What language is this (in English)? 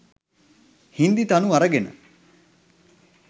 Sinhala